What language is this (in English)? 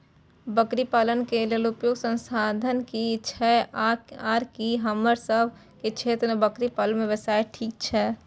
Maithili